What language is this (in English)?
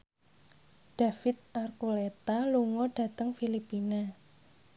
Javanese